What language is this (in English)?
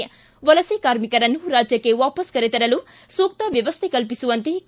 Kannada